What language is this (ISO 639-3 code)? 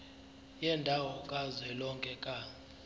zul